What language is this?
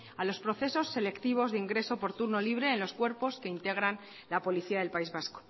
Spanish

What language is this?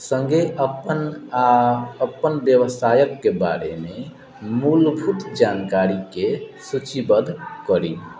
Maithili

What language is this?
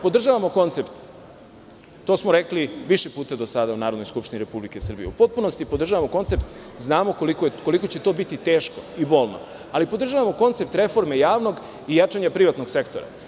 Serbian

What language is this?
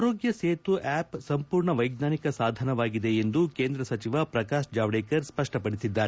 Kannada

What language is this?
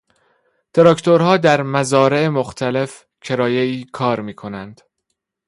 Persian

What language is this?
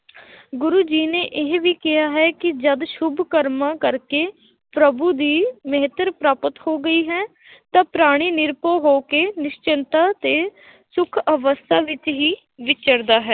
Punjabi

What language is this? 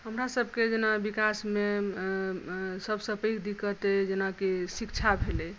Maithili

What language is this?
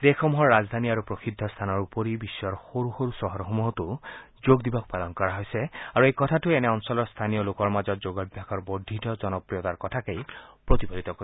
Assamese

